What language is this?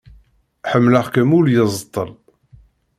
Kabyle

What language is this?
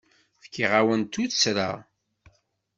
Kabyle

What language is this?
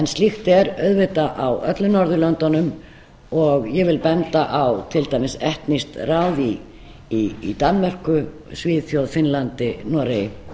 Icelandic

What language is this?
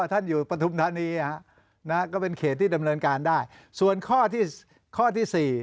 Thai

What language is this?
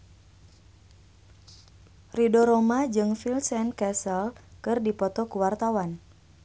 Sundanese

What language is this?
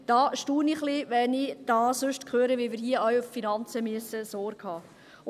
Swiss German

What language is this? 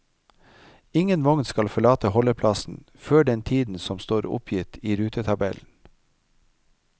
Norwegian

